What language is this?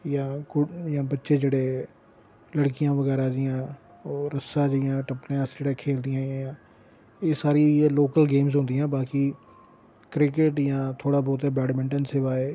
Dogri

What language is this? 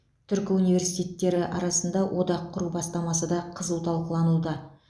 Kazakh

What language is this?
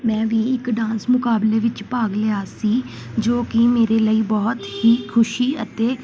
Punjabi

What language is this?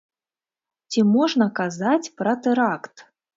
Belarusian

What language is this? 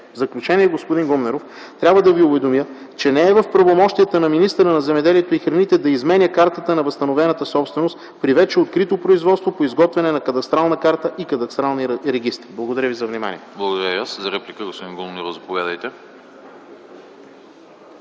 Bulgarian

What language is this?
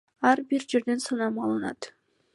Kyrgyz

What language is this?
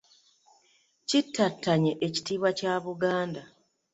Ganda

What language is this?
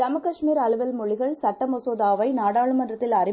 Tamil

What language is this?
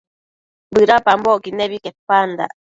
Matsés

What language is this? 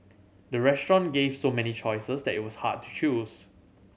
English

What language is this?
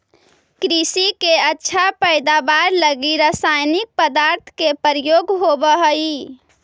Magahi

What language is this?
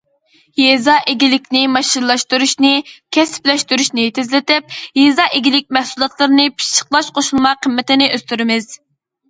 Uyghur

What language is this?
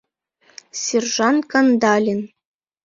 Mari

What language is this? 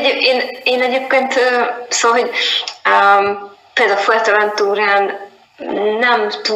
Hungarian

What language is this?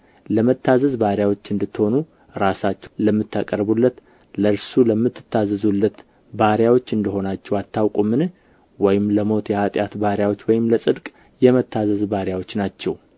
Amharic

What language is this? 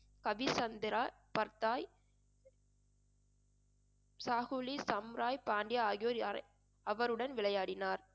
Tamil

